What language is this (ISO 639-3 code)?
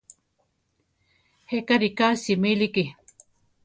tar